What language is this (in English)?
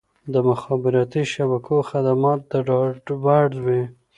Pashto